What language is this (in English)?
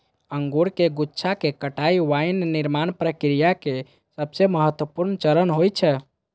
Maithili